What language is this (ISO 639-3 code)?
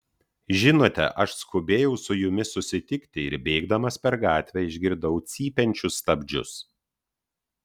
lit